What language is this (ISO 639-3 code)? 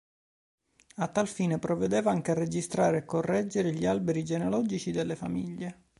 ita